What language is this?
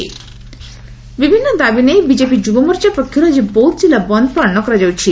Odia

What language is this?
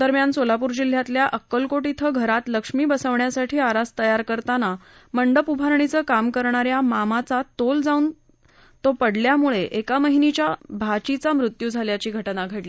Marathi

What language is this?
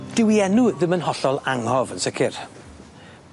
Welsh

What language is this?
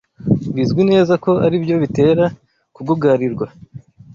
Kinyarwanda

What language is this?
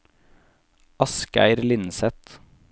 Norwegian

